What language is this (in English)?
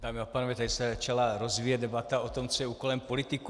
Czech